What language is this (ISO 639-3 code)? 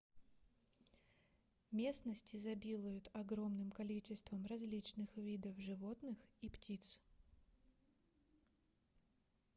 rus